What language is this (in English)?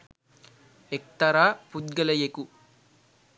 Sinhala